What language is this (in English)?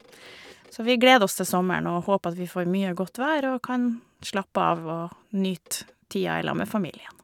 Norwegian